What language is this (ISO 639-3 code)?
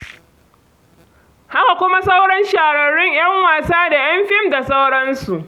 hau